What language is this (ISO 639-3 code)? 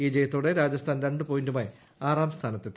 mal